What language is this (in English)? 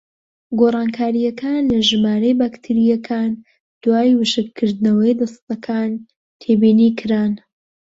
Central Kurdish